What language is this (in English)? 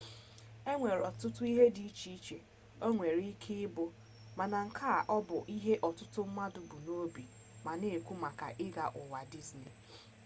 Igbo